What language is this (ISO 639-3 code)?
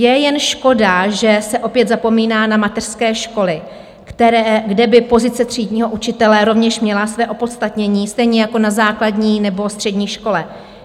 ces